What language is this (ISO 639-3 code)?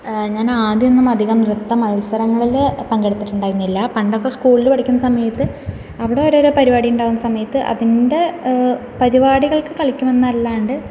mal